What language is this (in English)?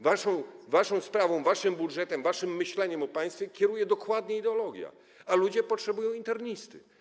Polish